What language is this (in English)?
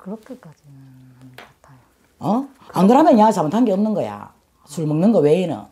Korean